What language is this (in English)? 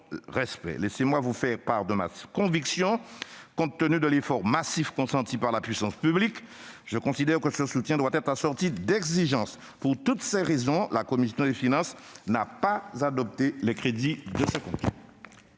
French